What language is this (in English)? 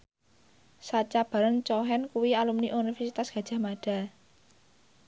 Javanese